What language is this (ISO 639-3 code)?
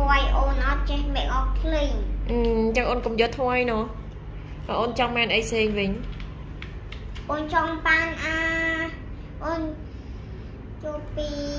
tha